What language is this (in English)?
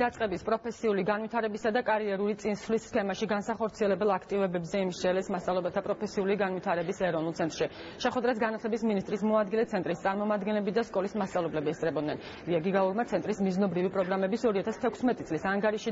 Romanian